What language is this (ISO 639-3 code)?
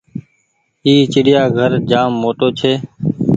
gig